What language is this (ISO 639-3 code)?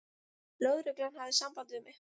isl